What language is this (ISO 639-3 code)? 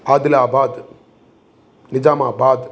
san